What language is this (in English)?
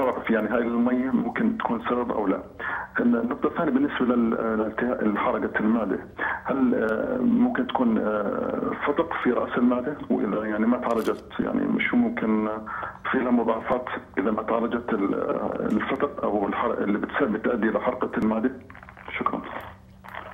Arabic